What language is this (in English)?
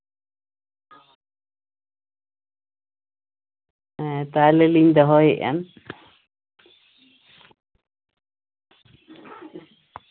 Santali